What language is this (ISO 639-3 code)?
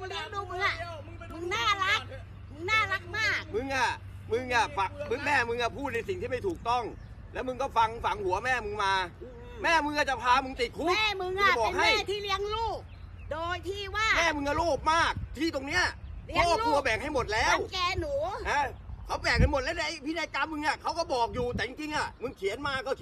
tha